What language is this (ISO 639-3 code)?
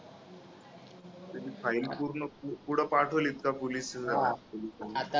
mar